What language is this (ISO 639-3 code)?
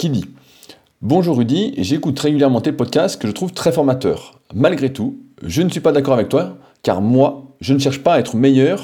fra